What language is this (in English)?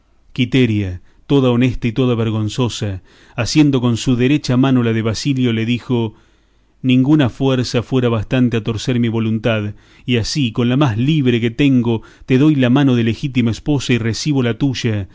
Spanish